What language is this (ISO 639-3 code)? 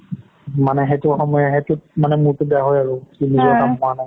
asm